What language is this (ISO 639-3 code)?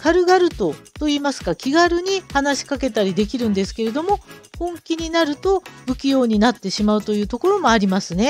jpn